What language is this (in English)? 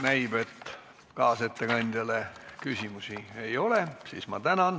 Estonian